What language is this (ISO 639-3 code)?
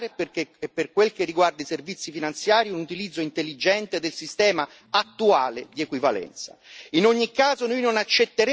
ita